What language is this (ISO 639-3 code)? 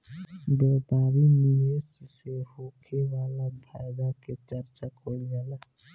bho